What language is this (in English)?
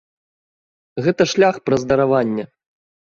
Belarusian